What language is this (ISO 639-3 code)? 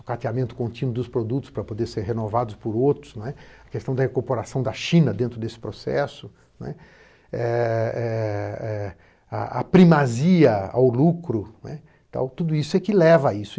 por